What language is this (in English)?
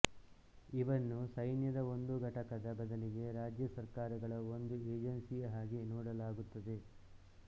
Kannada